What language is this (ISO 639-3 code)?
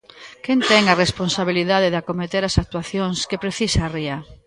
glg